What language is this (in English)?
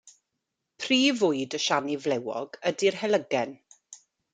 Welsh